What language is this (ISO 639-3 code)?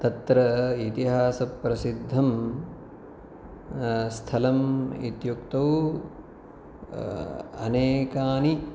san